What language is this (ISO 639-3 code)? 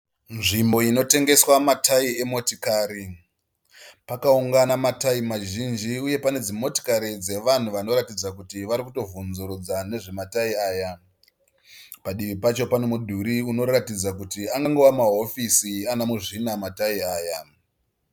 sna